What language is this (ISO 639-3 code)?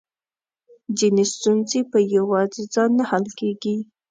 pus